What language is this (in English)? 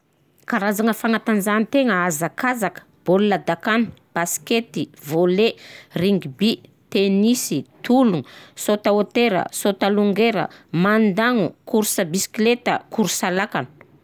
Southern Betsimisaraka Malagasy